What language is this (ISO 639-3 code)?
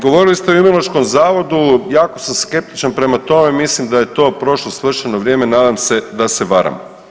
hrv